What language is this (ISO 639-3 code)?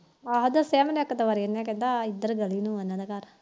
pan